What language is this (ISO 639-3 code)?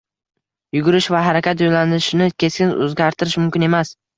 uzb